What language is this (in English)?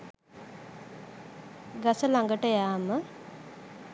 Sinhala